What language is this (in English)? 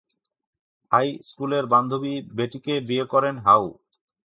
Bangla